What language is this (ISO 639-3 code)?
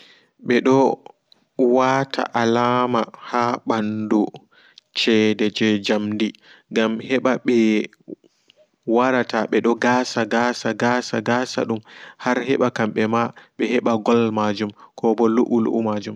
ful